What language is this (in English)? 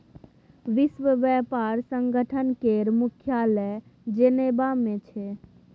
Maithili